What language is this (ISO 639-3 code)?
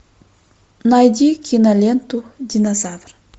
rus